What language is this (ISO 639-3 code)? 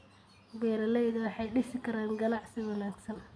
som